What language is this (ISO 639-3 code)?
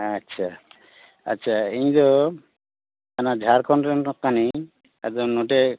sat